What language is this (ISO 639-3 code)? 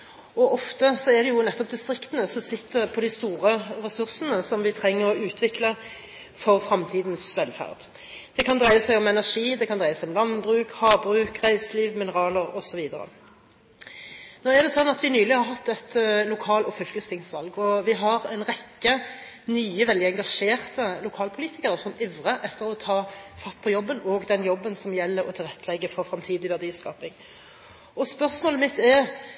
nob